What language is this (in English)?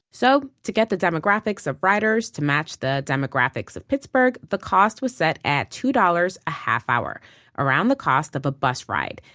English